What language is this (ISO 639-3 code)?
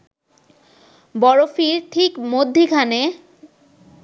ben